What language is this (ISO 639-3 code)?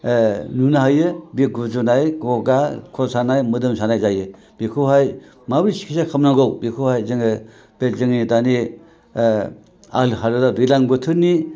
brx